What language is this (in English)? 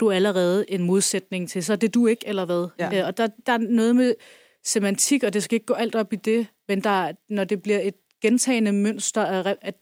Danish